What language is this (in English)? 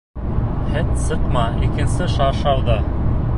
Bashkir